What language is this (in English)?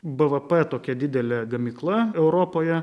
Lithuanian